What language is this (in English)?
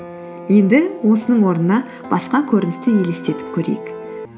Kazakh